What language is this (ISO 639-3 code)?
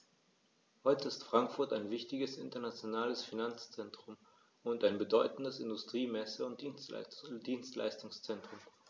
deu